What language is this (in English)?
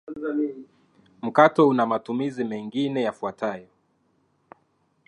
Swahili